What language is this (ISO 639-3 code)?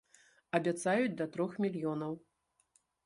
bel